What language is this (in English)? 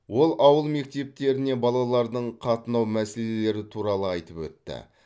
Kazakh